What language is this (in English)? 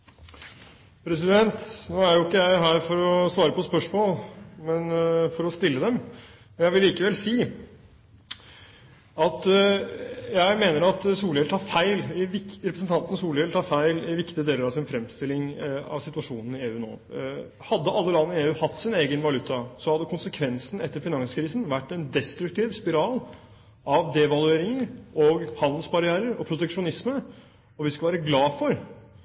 Norwegian